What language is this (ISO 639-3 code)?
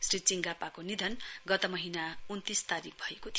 nep